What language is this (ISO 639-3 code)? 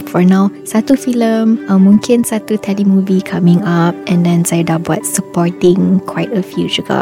msa